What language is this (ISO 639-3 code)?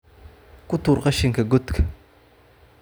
som